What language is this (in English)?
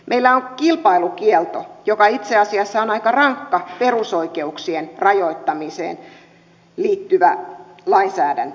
Finnish